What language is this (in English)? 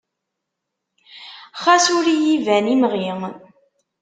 Kabyle